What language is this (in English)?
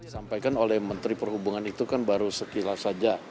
Indonesian